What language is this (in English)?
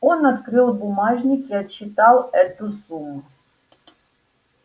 Russian